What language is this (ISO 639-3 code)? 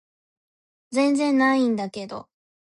jpn